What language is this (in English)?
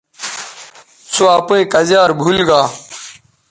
Bateri